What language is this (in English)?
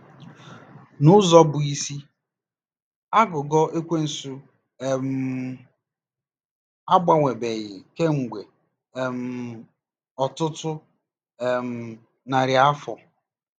Igbo